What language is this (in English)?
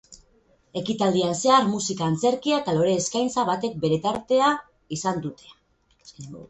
Basque